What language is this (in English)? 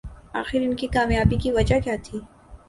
Urdu